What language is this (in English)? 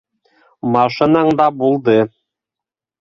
Bashkir